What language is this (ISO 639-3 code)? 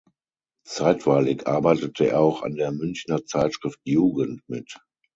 deu